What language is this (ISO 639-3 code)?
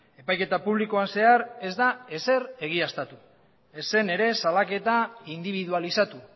eus